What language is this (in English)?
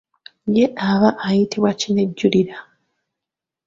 Ganda